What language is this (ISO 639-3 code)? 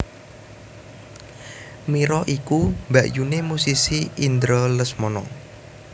jav